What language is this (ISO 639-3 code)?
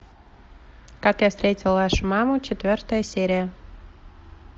rus